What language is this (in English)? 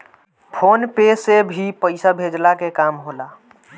Bhojpuri